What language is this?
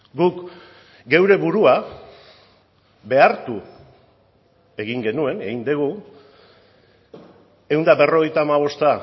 Basque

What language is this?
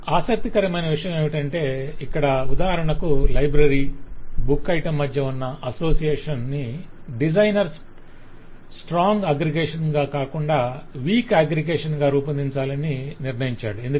Telugu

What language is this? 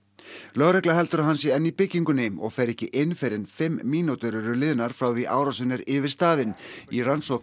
Icelandic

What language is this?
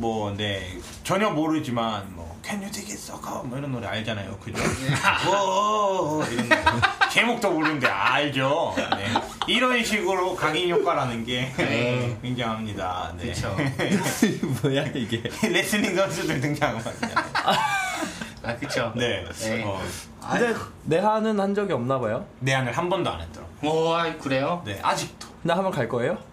Korean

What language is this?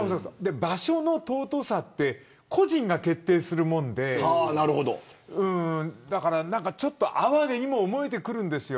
Japanese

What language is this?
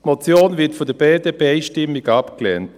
Swiss German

